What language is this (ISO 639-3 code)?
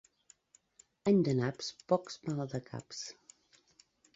cat